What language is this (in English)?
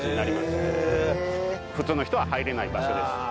Japanese